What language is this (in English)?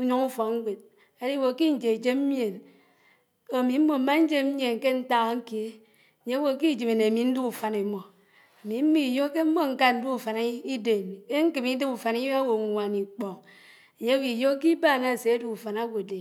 Anaang